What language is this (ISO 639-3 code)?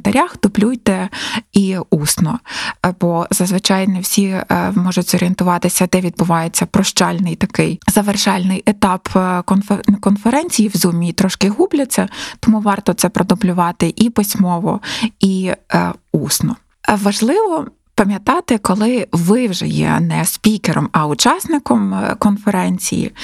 ukr